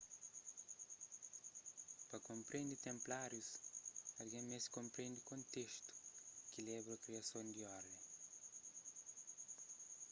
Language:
Kabuverdianu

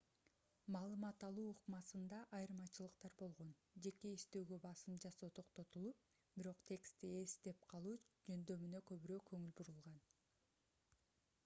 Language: Kyrgyz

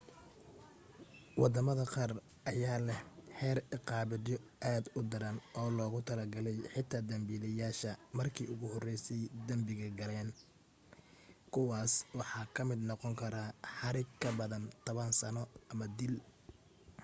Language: Somali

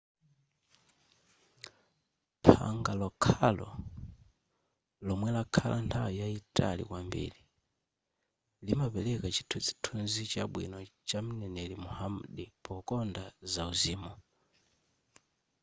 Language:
Nyanja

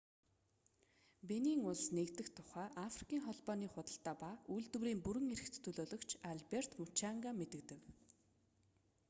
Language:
Mongolian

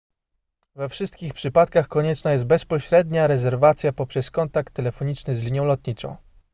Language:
Polish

